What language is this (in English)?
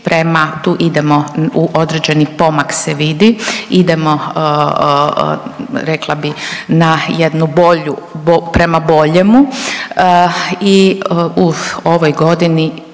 Croatian